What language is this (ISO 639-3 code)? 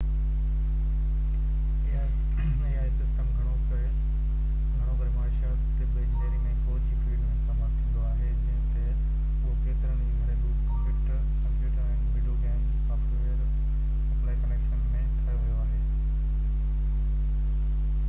snd